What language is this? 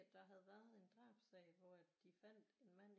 Danish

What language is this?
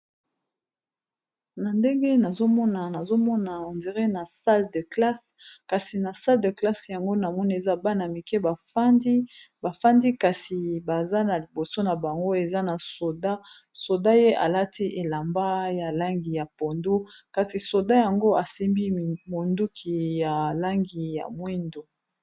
Lingala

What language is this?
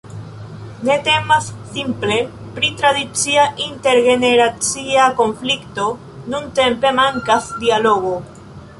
Esperanto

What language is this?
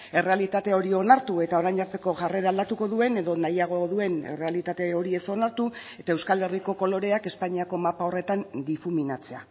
Basque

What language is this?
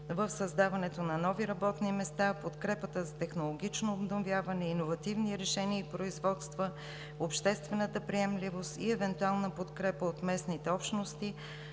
Bulgarian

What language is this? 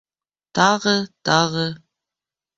Bashkir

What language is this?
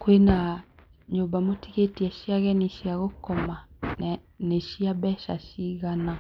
Kikuyu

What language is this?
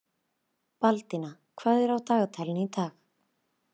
Icelandic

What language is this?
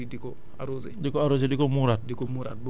Wolof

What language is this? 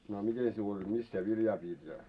Finnish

